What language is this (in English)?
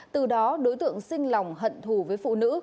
Vietnamese